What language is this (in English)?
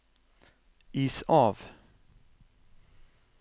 Norwegian